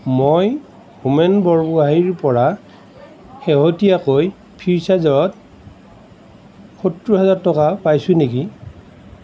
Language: Assamese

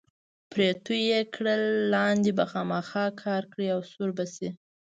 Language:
Pashto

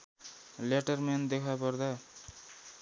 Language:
Nepali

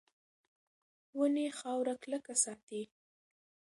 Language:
Pashto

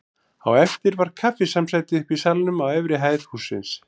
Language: Icelandic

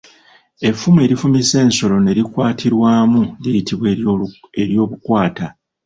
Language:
Ganda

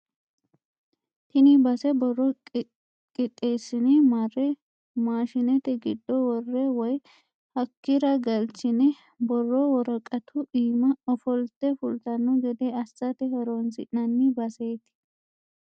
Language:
Sidamo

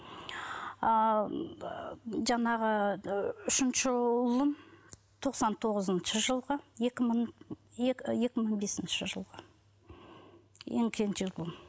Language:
Kazakh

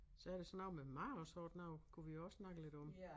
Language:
Danish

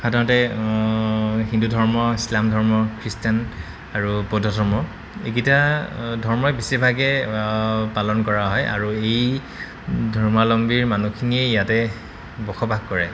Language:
Assamese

